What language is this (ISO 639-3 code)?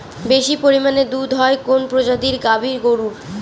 ben